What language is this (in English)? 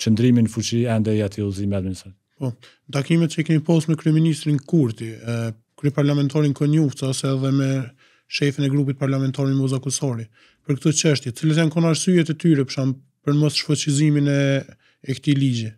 Romanian